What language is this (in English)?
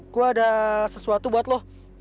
Indonesian